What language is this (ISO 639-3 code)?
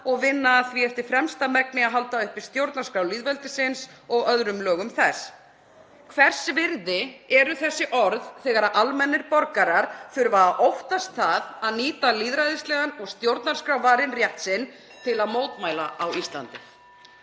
isl